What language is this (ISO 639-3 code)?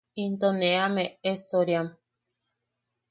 yaq